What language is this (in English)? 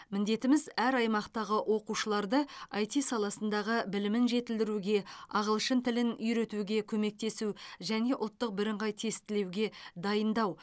Kazakh